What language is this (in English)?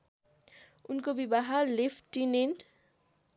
Nepali